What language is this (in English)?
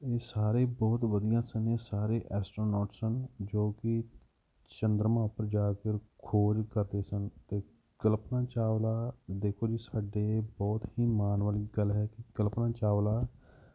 Punjabi